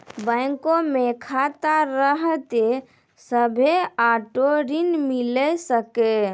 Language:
Maithili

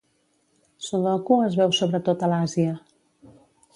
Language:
Catalan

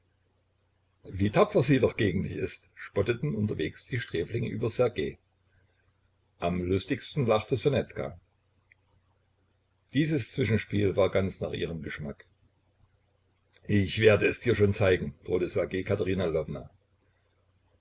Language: German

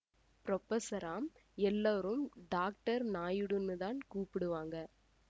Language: Tamil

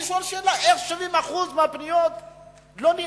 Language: Hebrew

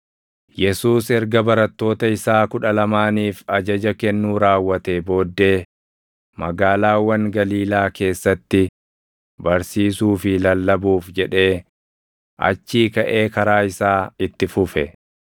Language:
Oromo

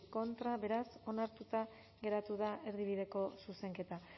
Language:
Basque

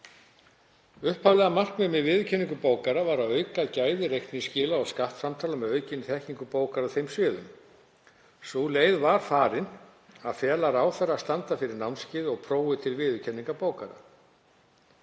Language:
Icelandic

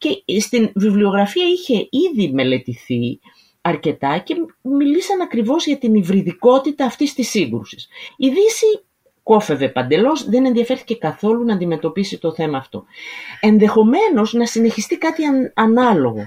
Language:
Greek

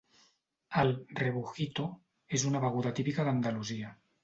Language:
Catalan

